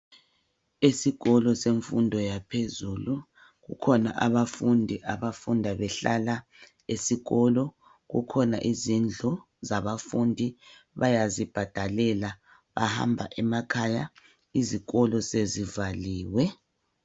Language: North Ndebele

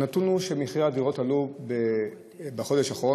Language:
Hebrew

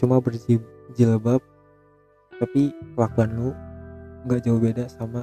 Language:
Indonesian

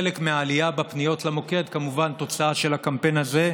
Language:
Hebrew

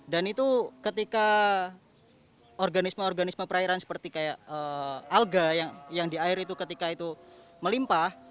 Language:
Indonesian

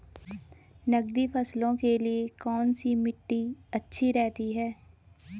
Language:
Hindi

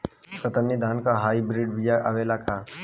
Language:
Bhojpuri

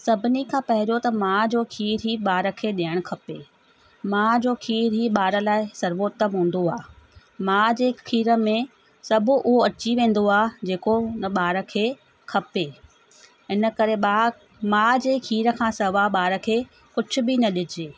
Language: Sindhi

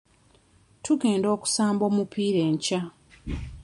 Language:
Ganda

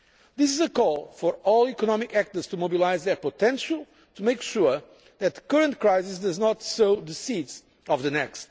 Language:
English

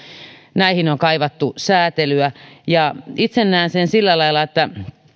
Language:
Finnish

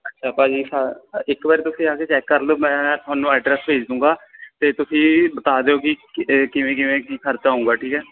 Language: Punjabi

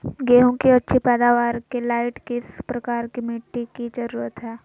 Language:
Magahi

